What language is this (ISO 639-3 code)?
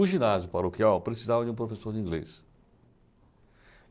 por